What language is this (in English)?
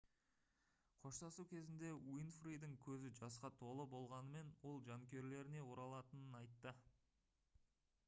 Kazakh